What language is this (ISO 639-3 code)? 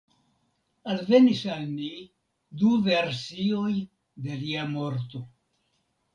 epo